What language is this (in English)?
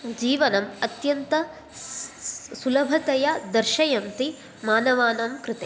Sanskrit